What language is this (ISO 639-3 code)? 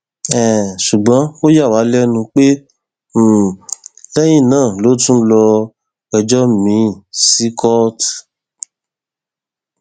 yor